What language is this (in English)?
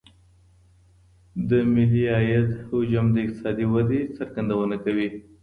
Pashto